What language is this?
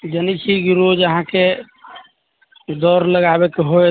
Maithili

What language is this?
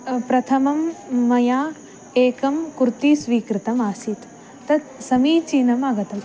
Sanskrit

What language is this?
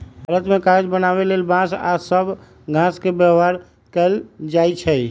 Magahi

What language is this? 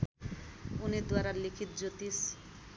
Nepali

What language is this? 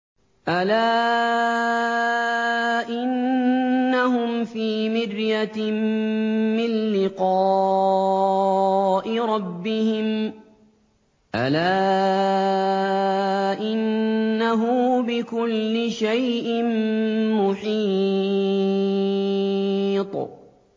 Arabic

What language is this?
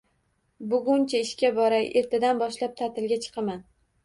Uzbek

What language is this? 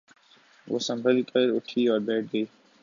Urdu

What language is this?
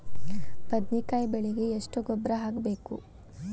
Kannada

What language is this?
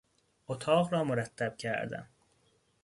Persian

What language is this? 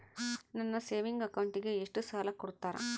Kannada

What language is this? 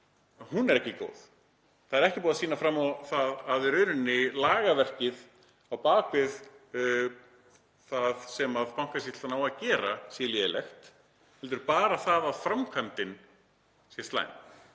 Icelandic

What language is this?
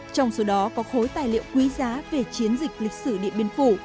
Vietnamese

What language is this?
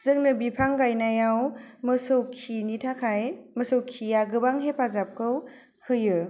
Bodo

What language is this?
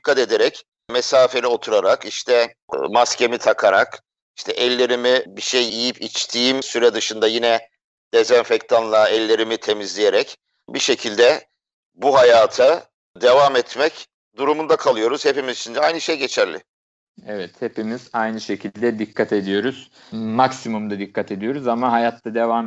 Turkish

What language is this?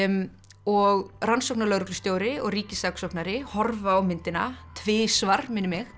Icelandic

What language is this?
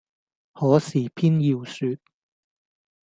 Cantonese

